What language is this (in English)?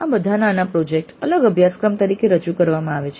Gujarati